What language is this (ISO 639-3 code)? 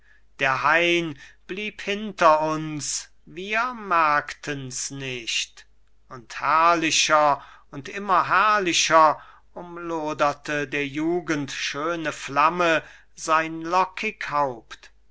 deu